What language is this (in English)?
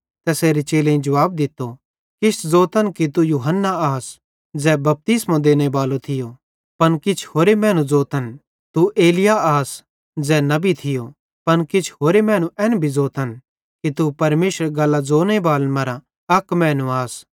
Bhadrawahi